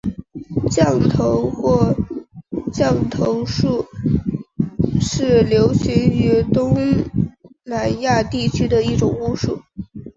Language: Chinese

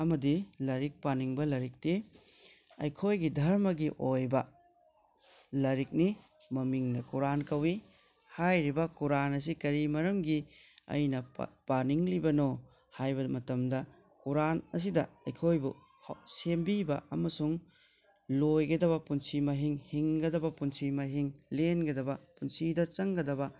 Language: Manipuri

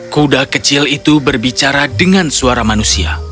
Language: Indonesian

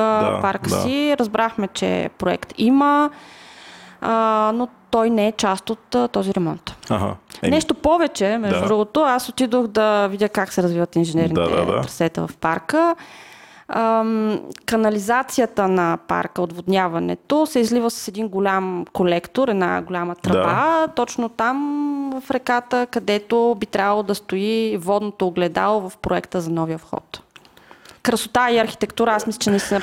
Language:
Bulgarian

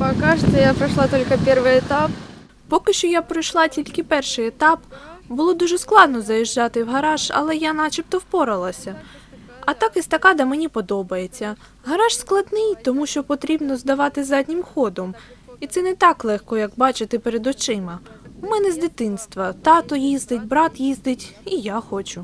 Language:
Ukrainian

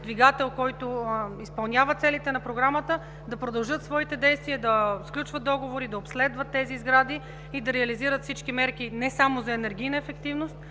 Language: Bulgarian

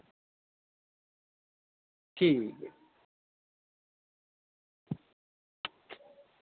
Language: Dogri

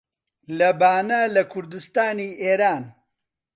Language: Central Kurdish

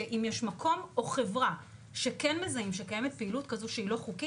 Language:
Hebrew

